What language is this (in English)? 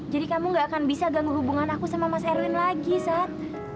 Indonesian